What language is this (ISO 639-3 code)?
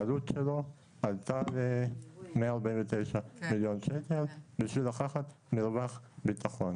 heb